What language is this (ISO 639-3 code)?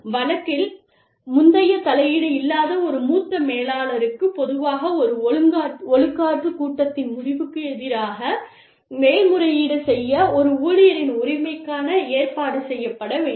tam